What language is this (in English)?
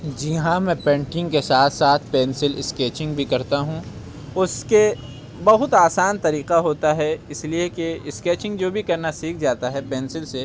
Urdu